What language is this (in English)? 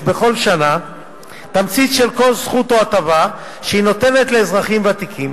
Hebrew